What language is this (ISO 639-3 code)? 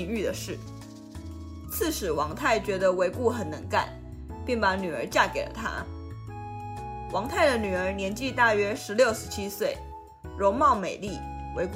zho